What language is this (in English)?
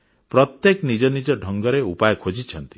Odia